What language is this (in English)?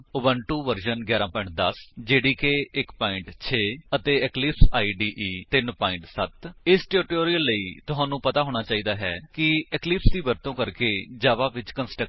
Punjabi